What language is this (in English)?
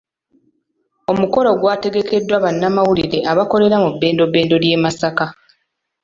Ganda